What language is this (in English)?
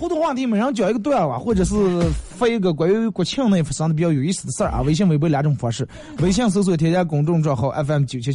Chinese